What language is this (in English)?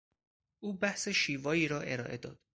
Persian